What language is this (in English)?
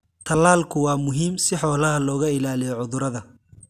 Somali